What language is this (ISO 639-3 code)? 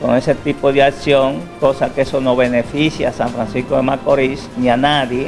spa